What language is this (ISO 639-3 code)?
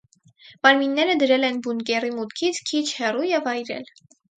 hye